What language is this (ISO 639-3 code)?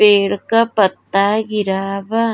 bho